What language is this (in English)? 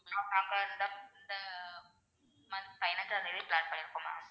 Tamil